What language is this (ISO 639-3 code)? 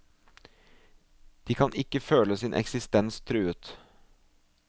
nor